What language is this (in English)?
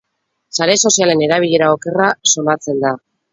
Basque